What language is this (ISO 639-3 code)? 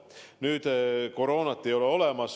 est